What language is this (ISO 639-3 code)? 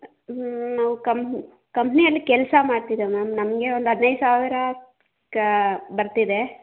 kan